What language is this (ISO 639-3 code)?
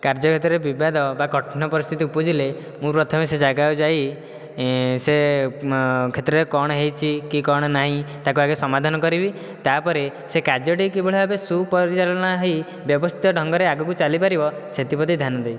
ori